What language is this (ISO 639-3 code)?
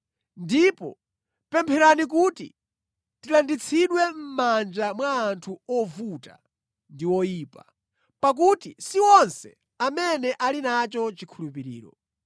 nya